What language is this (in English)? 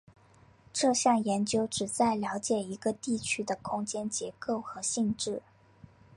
Chinese